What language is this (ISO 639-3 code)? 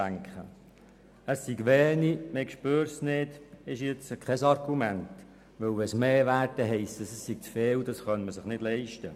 gsw